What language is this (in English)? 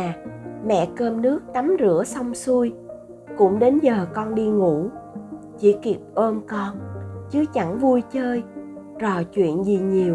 Vietnamese